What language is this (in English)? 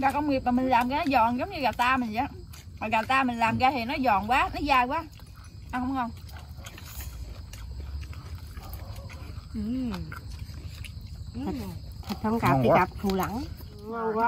Vietnamese